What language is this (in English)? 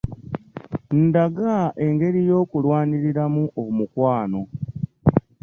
Ganda